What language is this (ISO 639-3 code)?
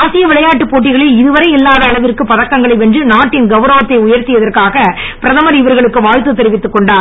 tam